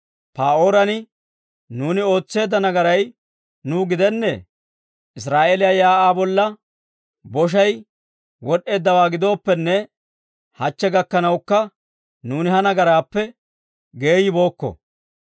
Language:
Dawro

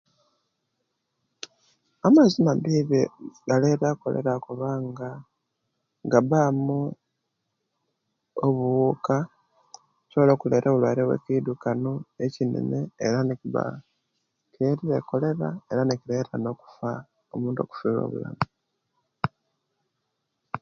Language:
Kenyi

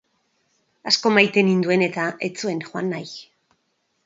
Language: Basque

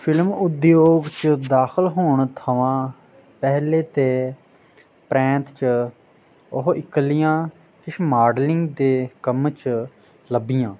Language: Dogri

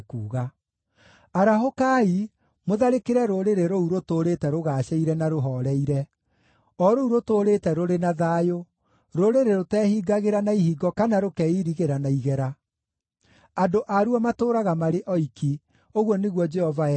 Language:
Kikuyu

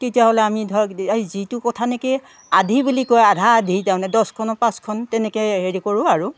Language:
Assamese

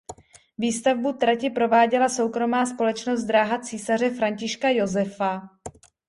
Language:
Czech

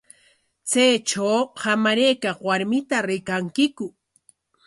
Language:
Corongo Ancash Quechua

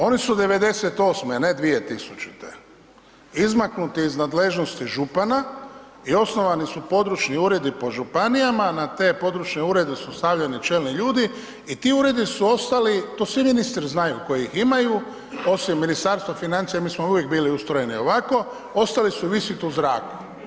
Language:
Croatian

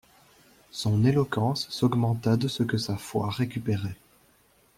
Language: French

